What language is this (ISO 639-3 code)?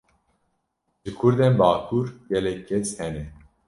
kur